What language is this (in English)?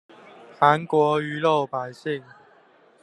Chinese